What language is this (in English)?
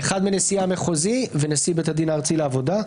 Hebrew